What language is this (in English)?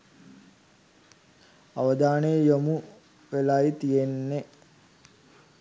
Sinhala